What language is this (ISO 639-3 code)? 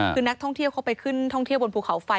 tha